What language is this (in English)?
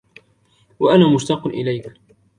Arabic